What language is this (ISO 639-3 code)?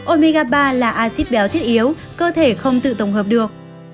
vie